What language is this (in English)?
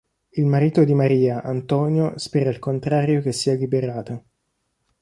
Italian